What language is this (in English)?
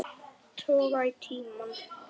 Icelandic